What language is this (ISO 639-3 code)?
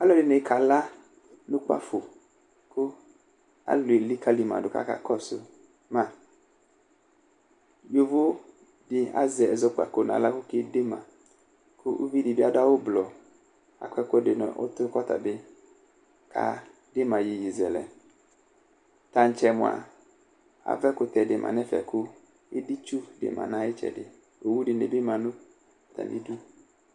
kpo